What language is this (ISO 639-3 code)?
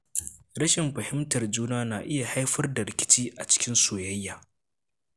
hau